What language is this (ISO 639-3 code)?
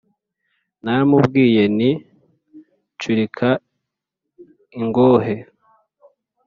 kin